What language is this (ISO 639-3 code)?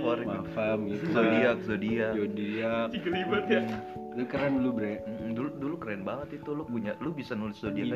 ind